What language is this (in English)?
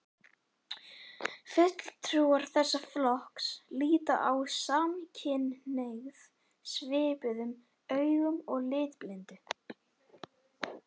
Icelandic